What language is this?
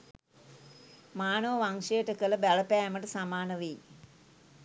Sinhala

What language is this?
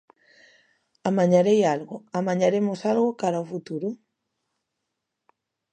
Galician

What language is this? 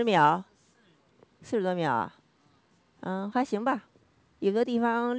Chinese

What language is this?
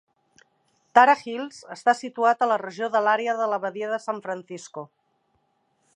Catalan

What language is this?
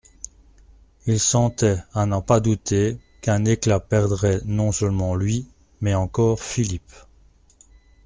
French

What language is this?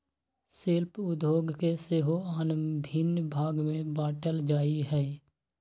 Magahi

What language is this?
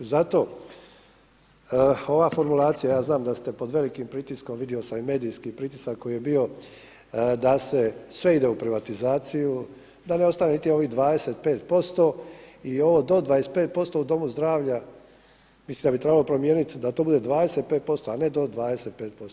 Croatian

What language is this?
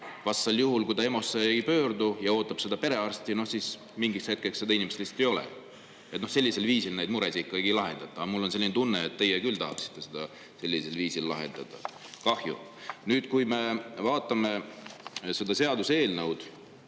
Estonian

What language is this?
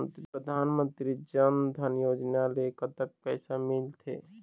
Chhattisgarhi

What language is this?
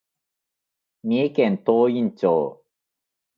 Japanese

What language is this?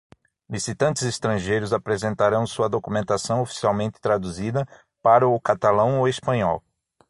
Portuguese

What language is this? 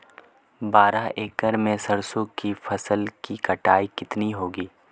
Hindi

